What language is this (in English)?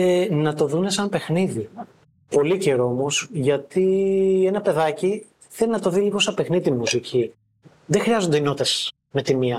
Greek